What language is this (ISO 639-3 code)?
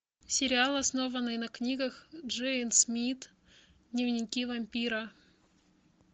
rus